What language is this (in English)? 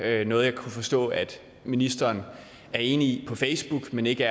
Danish